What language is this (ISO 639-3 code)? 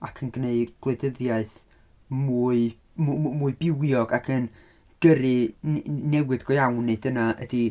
cym